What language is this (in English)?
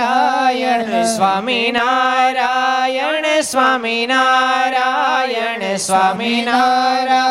Gujarati